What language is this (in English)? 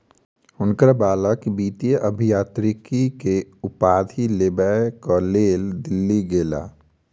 Maithili